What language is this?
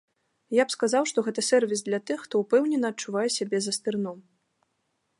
Belarusian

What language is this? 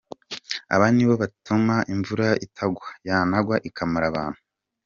Kinyarwanda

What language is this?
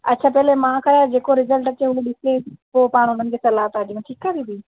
Sindhi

